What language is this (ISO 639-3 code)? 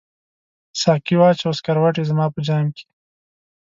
pus